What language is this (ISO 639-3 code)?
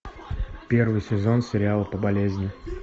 rus